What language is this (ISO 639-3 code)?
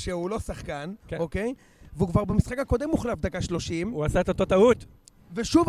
heb